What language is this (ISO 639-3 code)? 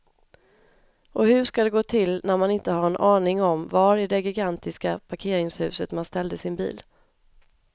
swe